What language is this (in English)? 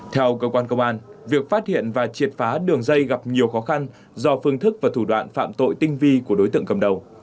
Vietnamese